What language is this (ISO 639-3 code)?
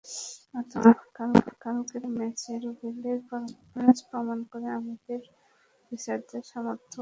ben